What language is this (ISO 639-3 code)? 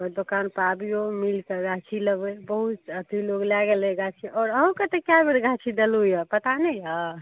mai